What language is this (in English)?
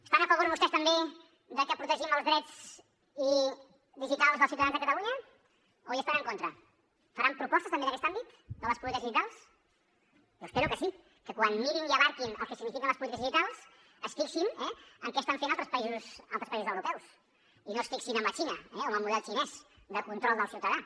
Catalan